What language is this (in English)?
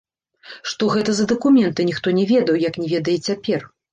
Belarusian